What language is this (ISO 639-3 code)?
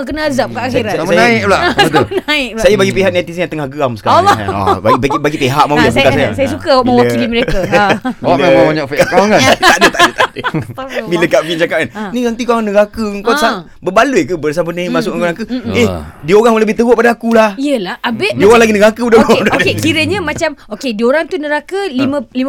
msa